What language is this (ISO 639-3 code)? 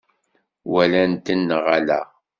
kab